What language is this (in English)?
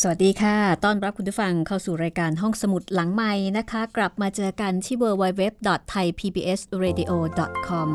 Thai